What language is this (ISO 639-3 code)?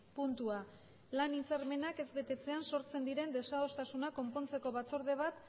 eus